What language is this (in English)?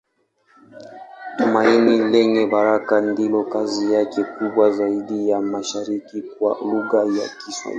Swahili